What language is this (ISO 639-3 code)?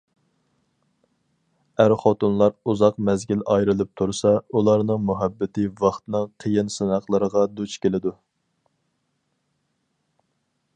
uig